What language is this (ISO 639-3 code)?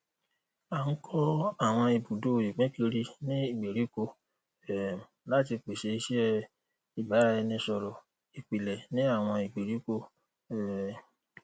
yor